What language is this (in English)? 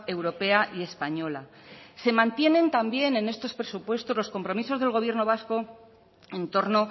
Spanish